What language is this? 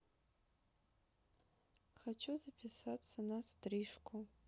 Russian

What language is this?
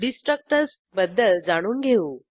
Marathi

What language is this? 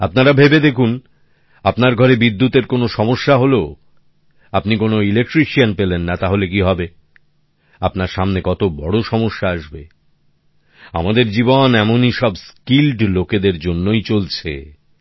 Bangla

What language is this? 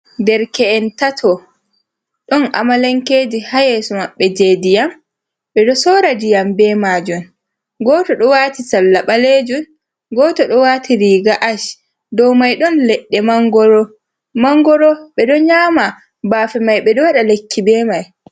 Fula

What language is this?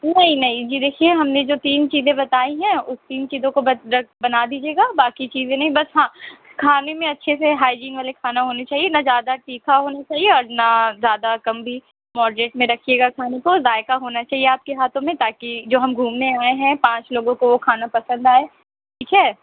Urdu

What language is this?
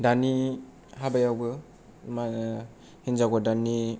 Bodo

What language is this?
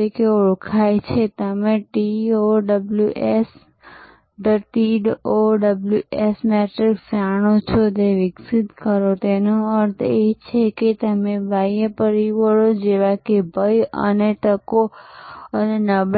Gujarati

